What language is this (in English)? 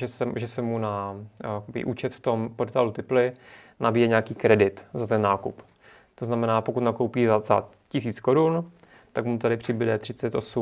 Czech